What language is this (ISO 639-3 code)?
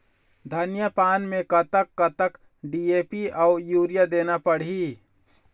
hne